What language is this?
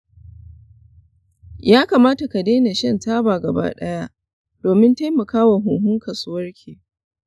Hausa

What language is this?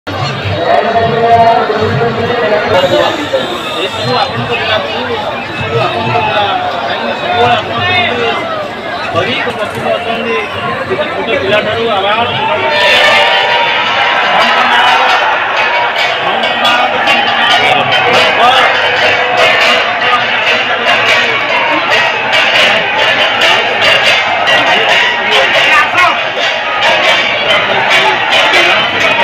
Arabic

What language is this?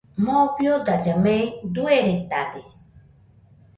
Nüpode Huitoto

